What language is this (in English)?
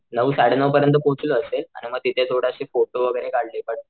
Marathi